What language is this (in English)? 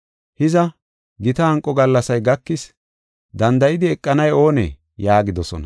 Gofa